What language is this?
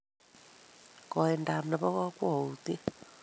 Kalenjin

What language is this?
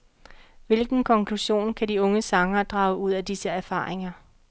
Danish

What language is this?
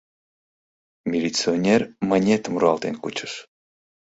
Mari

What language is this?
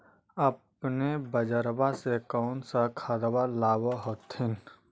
Magahi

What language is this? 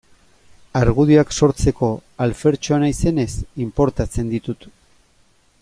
Basque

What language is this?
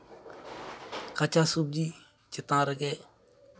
Santali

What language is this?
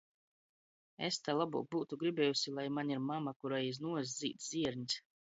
Latgalian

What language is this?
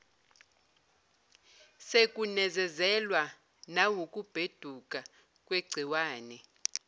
Zulu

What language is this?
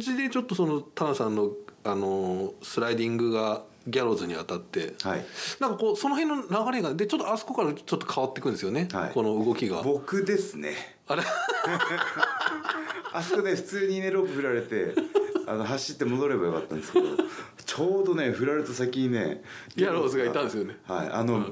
Japanese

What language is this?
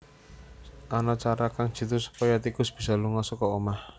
Javanese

